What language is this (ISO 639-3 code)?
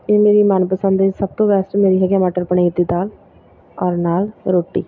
pan